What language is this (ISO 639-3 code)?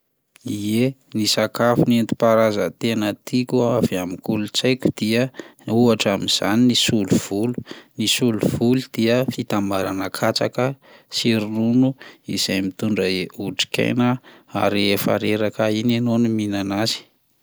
mlg